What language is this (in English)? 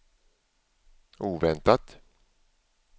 Swedish